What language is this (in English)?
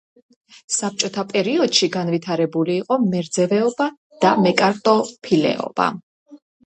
Georgian